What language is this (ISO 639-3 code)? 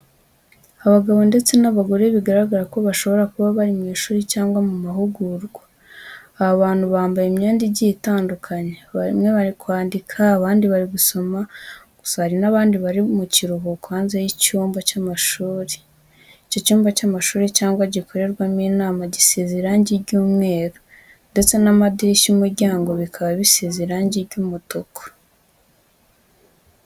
kin